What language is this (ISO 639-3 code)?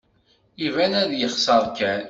kab